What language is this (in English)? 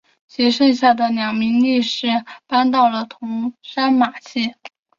Chinese